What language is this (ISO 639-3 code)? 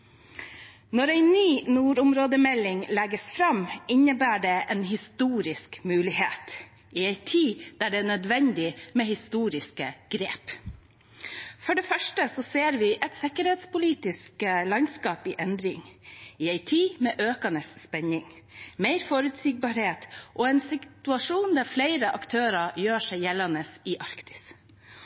nob